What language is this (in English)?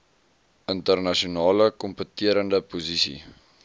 Afrikaans